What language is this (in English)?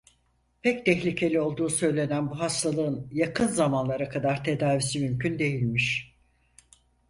Turkish